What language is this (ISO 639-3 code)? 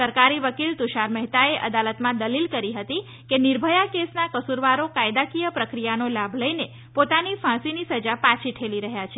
guj